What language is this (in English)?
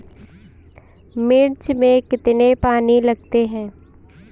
Hindi